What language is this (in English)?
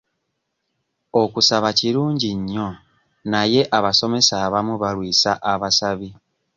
Ganda